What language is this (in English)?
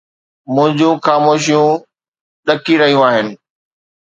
Sindhi